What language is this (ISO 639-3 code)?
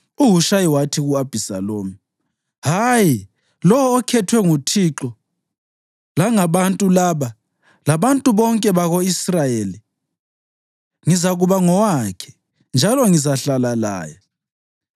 nde